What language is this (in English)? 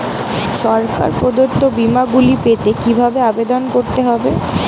Bangla